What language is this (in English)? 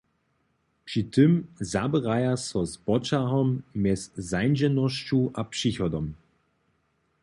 Upper Sorbian